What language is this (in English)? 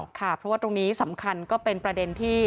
Thai